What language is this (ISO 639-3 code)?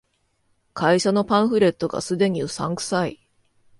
jpn